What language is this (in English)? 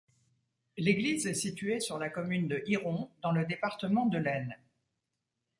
French